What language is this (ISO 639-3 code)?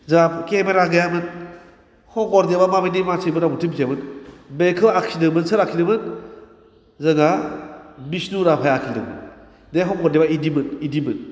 brx